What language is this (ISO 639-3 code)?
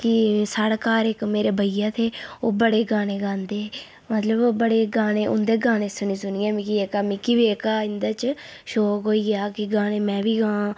doi